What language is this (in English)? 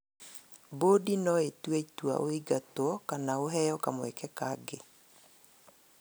Kikuyu